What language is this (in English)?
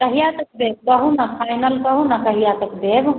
Maithili